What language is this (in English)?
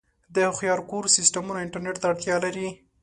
Pashto